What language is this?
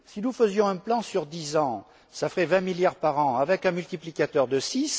French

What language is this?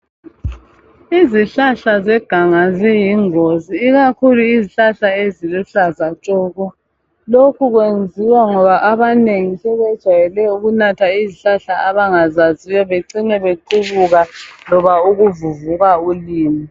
North Ndebele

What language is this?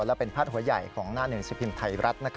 Thai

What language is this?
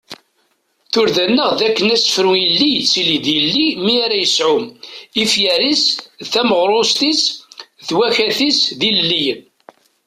Kabyle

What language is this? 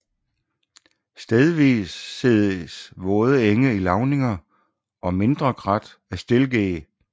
Danish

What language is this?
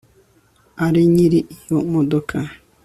Kinyarwanda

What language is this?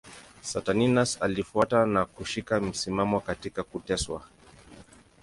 Swahili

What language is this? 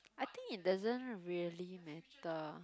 English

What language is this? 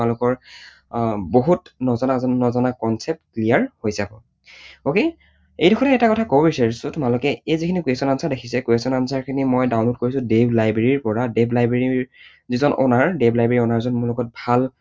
Assamese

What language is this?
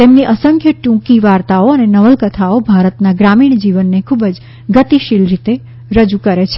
Gujarati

